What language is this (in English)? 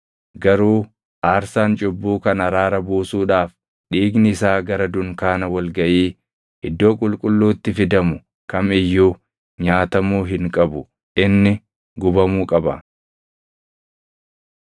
Oromo